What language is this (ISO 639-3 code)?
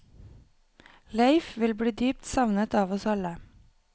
nor